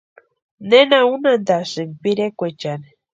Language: Western Highland Purepecha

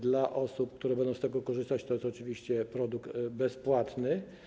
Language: Polish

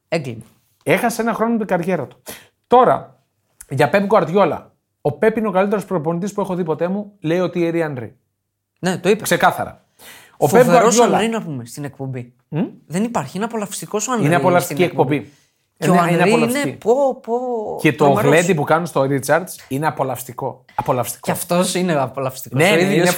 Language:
Greek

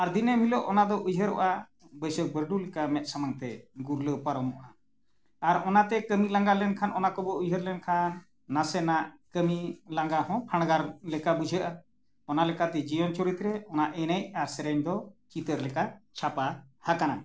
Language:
Santali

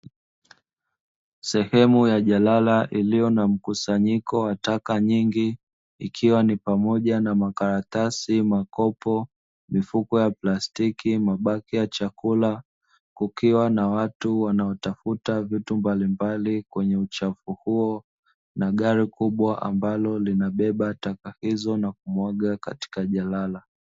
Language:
Swahili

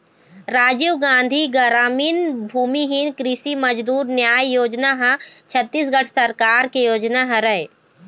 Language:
Chhattisgarhi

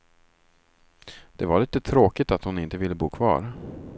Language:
Swedish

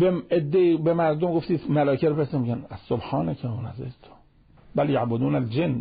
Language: Persian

